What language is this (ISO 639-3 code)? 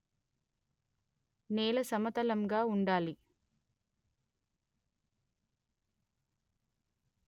tel